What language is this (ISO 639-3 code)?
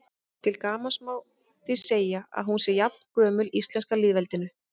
isl